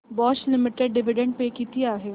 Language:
Marathi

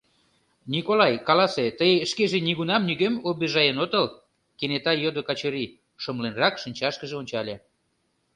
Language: Mari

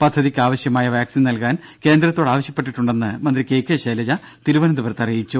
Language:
Malayalam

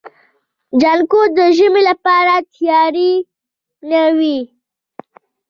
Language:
Pashto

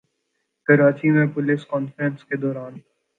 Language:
Urdu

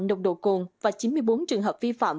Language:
Vietnamese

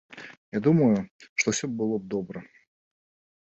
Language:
Belarusian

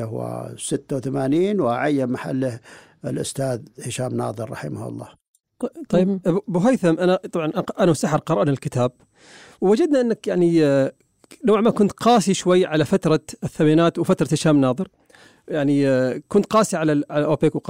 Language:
Arabic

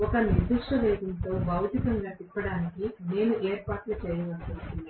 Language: Telugu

